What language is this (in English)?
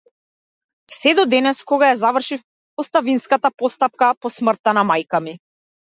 Macedonian